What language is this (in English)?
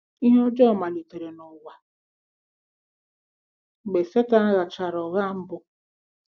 Igbo